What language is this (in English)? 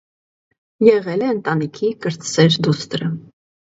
Armenian